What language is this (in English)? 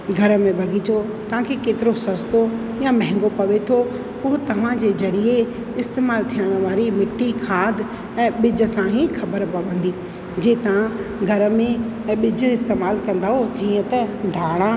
Sindhi